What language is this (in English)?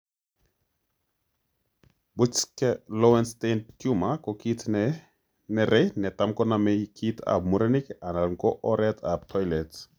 Kalenjin